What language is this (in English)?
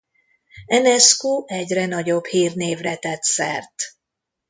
Hungarian